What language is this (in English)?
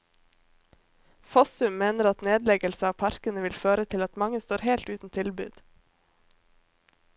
Norwegian